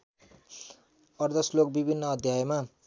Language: Nepali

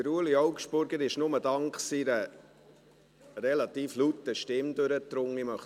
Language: Swiss German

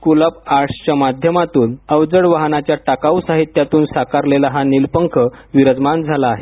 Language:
Marathi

